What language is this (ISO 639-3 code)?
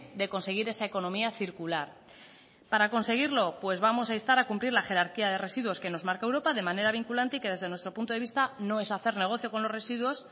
spa